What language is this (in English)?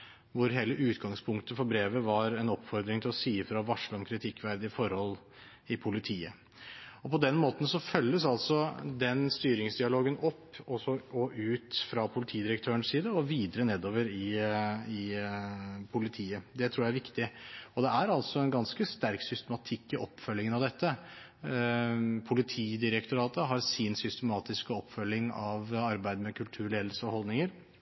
Norwegian Bokmål